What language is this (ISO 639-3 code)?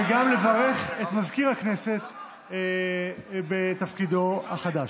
heb